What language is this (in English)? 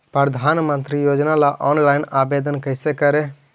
Magahi